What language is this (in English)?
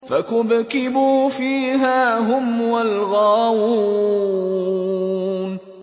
Arabic